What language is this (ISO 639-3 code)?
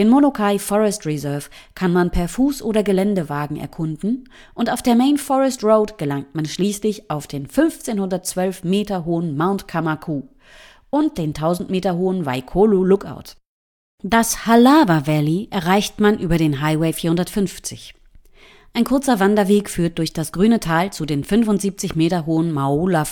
deu